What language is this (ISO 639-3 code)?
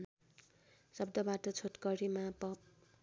nep